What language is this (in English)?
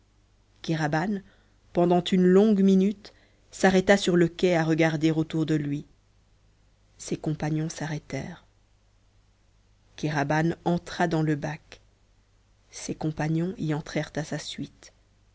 French